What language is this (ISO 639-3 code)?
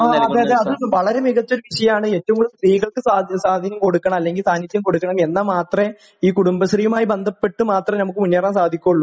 mal